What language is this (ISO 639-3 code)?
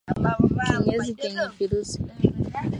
swa